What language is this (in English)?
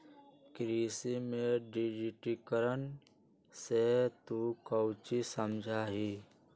Magahi